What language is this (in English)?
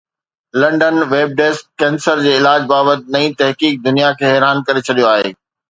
Sindhi